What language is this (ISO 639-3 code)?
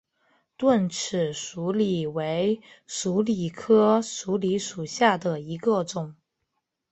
zho